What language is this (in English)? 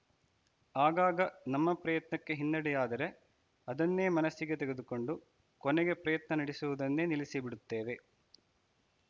Kannada